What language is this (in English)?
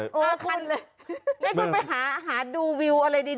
Thai